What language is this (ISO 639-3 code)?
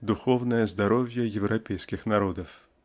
rus